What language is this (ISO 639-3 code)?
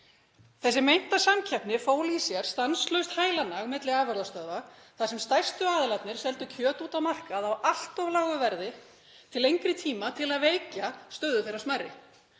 isl